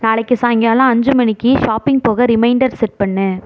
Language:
Tamil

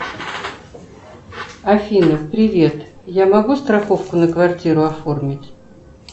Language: Russian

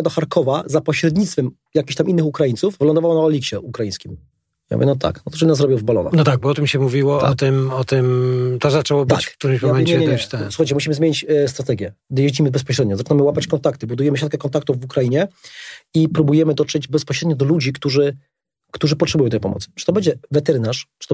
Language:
Polish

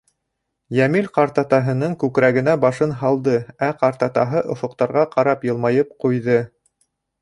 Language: Bashkir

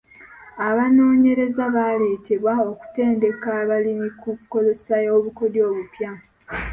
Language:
Ganda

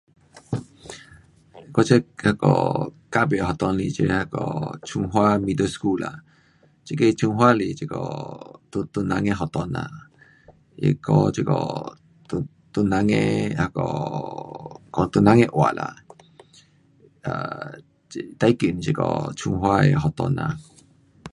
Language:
Pu-Xian Chinese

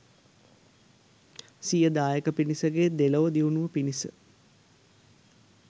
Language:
Sinhala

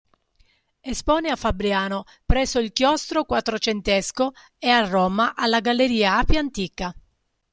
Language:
Italian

